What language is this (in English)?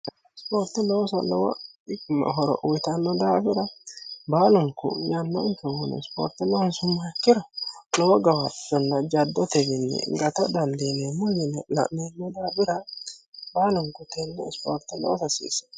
Sidamo